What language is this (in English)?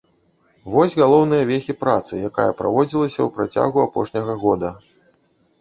Belarusian